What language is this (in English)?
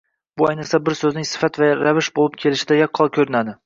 Uzbek